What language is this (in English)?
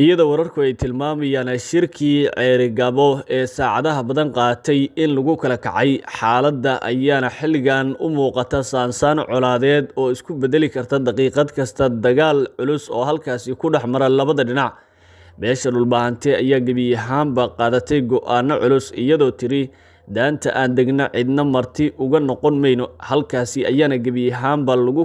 Arabic